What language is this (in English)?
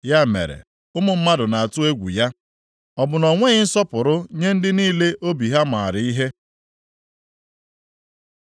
Igbo